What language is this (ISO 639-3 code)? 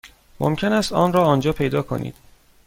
fas